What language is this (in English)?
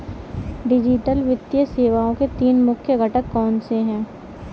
Hindi